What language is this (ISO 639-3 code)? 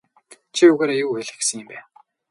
mon